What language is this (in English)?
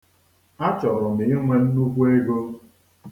Igbo